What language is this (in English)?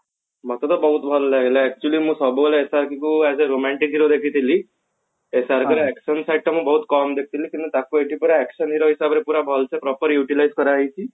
Odia